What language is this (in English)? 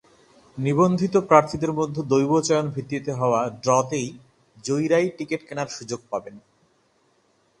Bangla